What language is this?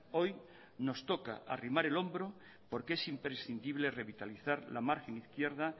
Spanish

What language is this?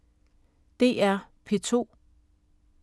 Danish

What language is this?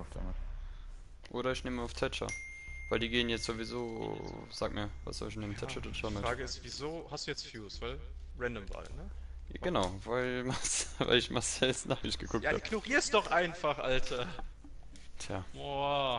German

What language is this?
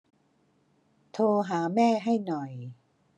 Thai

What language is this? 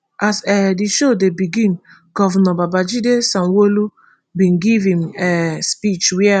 Nigerian Pidgin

